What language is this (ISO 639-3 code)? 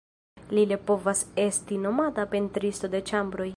epo